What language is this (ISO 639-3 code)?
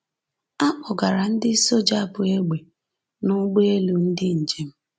ibo